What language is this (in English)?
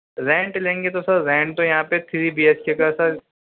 Urdu